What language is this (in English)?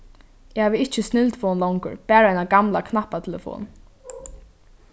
Faroese